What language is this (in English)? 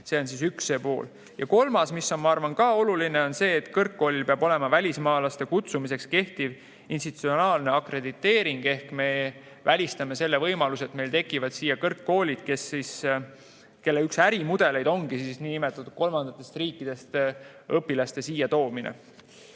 Estonian